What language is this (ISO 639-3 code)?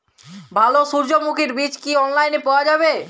ben